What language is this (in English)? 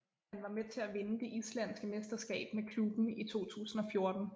Danish